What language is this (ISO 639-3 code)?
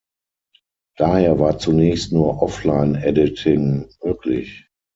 deu